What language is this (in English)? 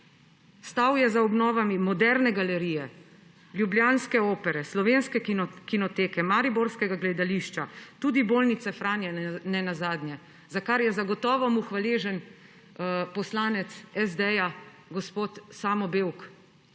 Slovenian